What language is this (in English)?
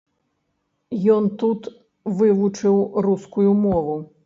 Belarusian